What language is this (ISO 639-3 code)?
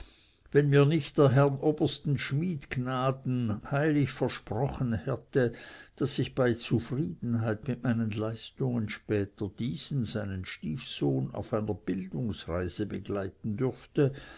deu